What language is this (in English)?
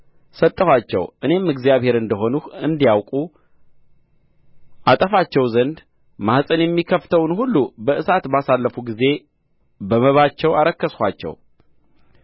Amharic